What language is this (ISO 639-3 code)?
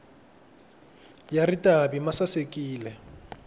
tso